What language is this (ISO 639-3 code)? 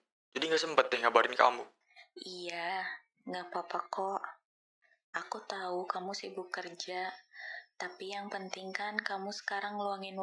ind